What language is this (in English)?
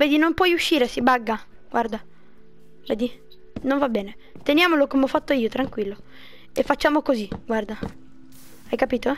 Italian